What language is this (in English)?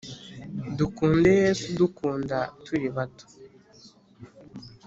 Kinyarwanda